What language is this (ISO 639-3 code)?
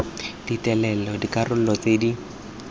tsn